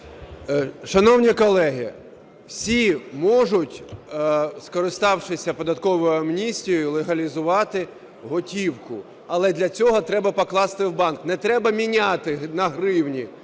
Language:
Ukrainian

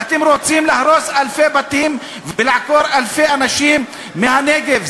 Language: Hebrew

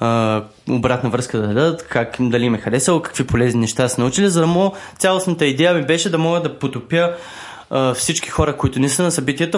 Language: Bulgarian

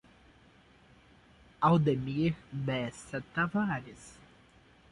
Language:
Portuguese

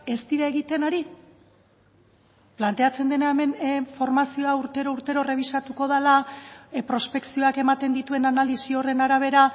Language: Basque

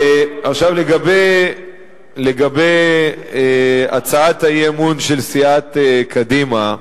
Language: Hebrew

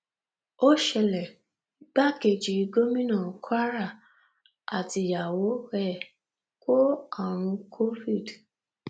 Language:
Yoruba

